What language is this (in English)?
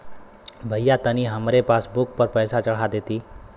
Bhojpuri